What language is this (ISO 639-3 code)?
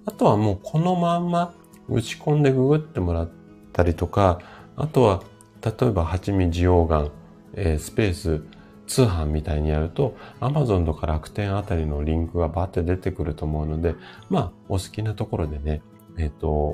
jpn